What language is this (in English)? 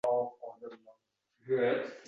Uzbek